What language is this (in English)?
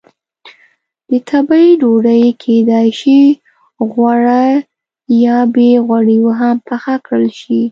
Pashto